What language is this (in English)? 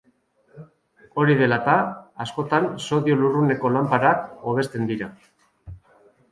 Basque